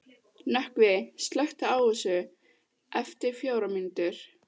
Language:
Icelandic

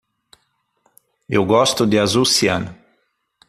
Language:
Portuguese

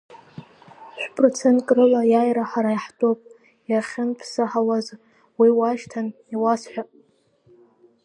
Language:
Abkhazian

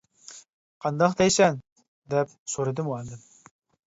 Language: Uyghur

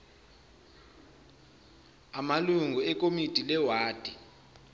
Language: Zulu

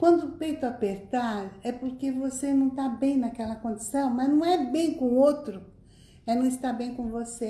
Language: Portuguese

